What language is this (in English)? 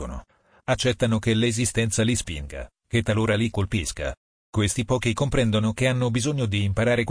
Italian